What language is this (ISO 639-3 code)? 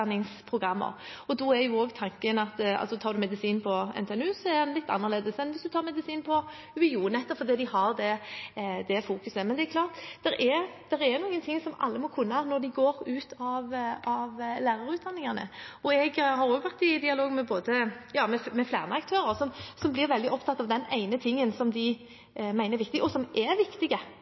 nob